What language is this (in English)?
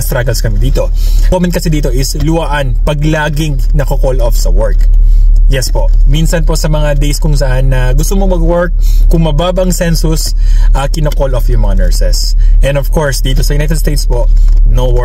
Filipino